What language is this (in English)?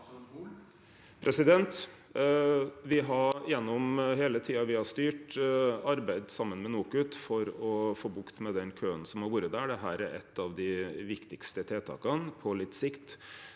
Norwegian